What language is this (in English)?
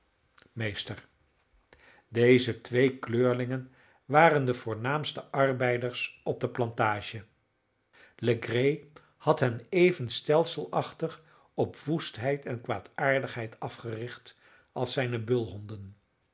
Dutch